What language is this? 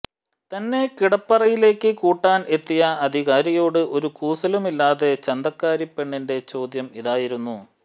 Malayalam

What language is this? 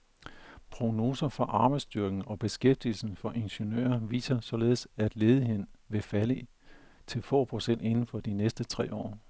Danish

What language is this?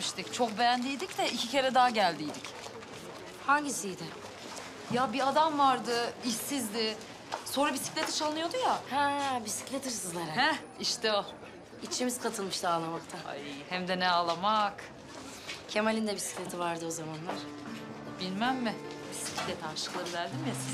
Turkish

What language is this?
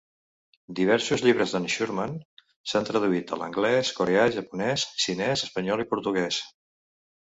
Catalan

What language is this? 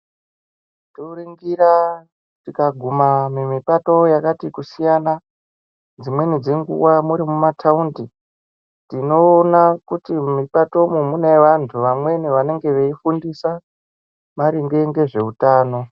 Ndau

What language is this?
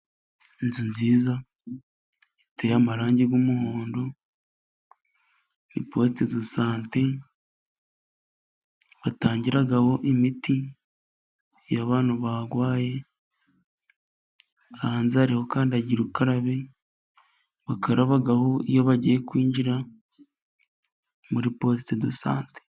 Kinyarwanda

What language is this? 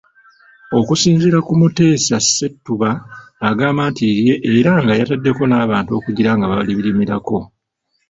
Ganda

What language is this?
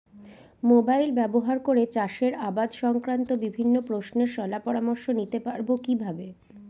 Bangla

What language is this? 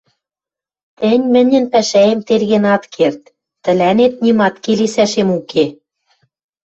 Western Mari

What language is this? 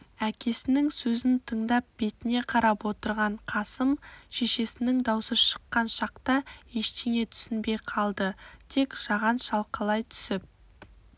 Kazakh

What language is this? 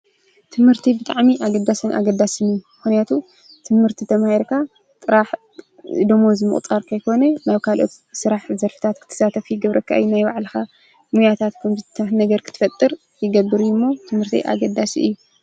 Tigrinya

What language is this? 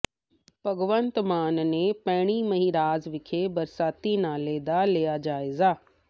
Punjabi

